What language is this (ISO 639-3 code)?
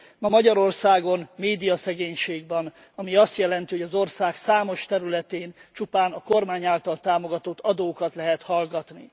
hun